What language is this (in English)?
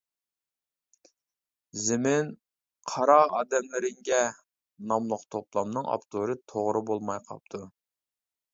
Uyghur